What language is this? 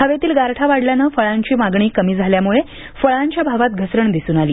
Marathi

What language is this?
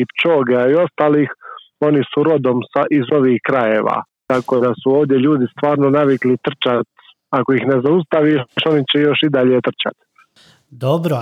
Croatian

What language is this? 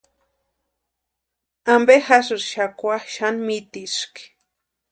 Western Highland Purepecha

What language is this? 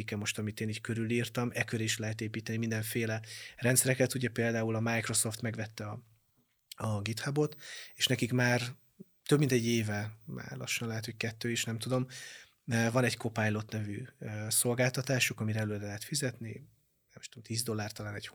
Hungarian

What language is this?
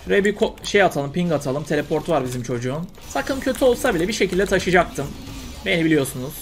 Turkish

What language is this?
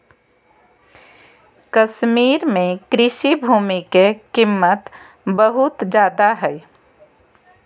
Magahi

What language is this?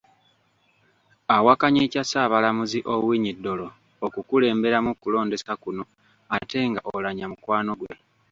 Ganda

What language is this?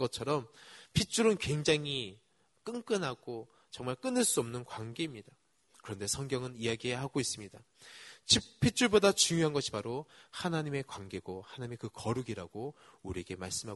Korean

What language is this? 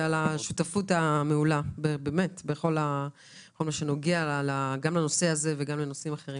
Hebrew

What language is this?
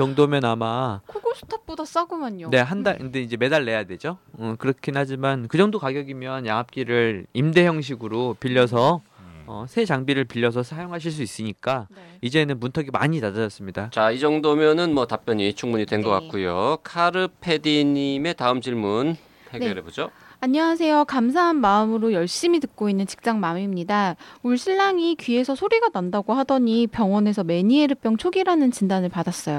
Korean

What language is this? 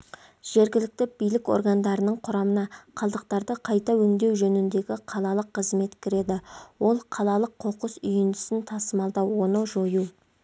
Kazakh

